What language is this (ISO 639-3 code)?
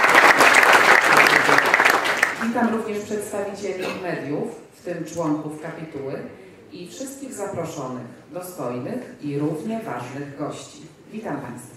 pol